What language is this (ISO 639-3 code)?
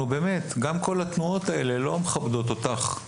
heb